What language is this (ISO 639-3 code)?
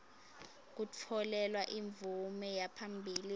ssw